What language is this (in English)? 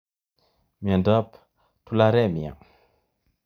Kalenjin